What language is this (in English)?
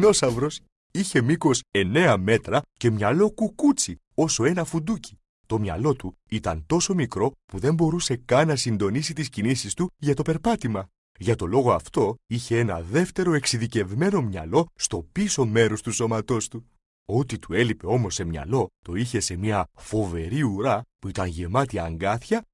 Greek